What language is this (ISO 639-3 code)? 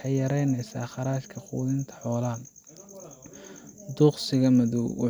som